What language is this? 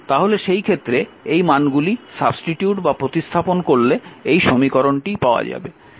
Bangla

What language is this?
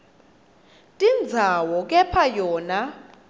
Swati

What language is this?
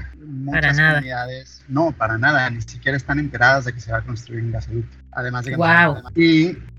Spanish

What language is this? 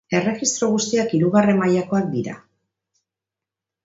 Basque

